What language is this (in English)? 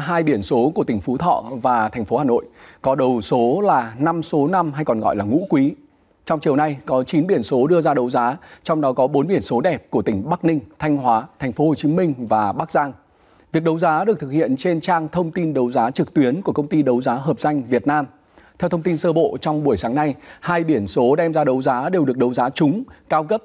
Vietnamese